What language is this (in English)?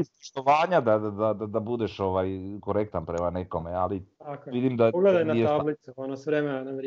Croatian